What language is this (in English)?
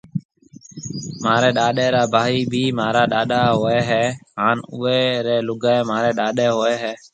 Marwari (Pakistan)